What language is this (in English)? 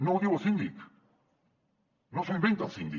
Catalan